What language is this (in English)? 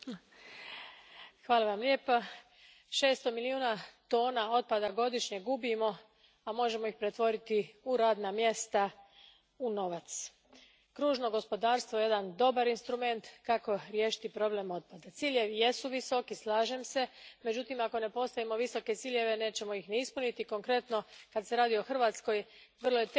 Croatian